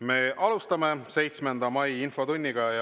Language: Estonian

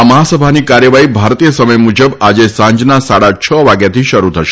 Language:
Gujarati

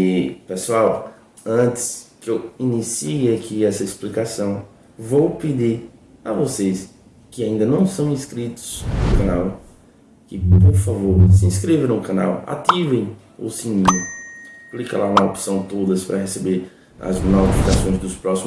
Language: Portuguese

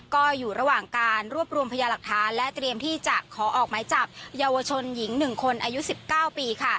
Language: Thai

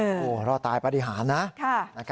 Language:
Thai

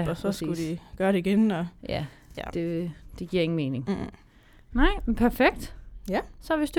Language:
Danish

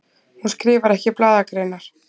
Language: Icelandic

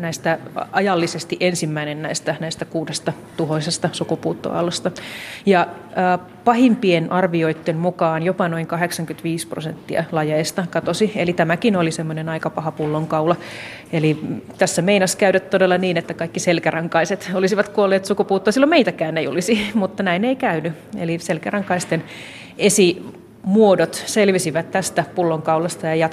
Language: Finnish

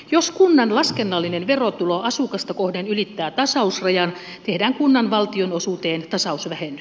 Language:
Finnish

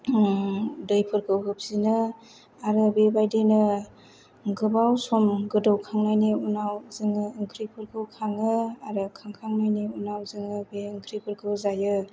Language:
Bodo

